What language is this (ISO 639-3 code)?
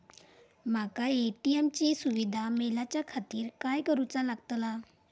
mar